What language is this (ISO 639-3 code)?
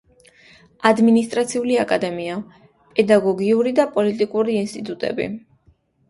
kat